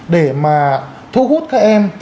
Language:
Vietnamese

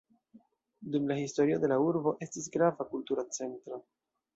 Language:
Esperanto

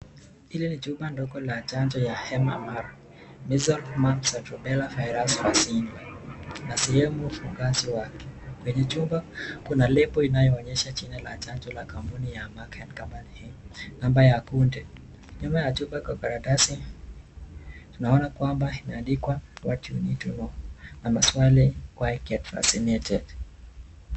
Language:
Swahili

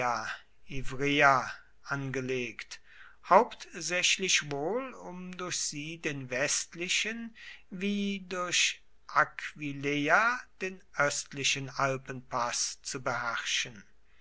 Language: German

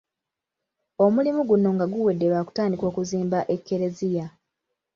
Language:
Ganda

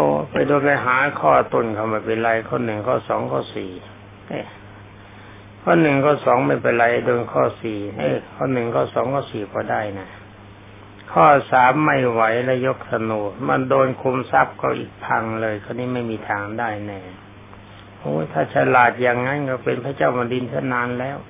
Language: Thai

